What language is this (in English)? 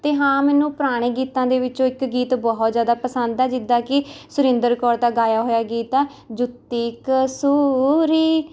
Punjabi